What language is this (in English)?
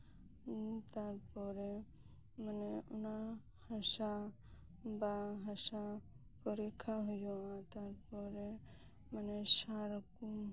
Santali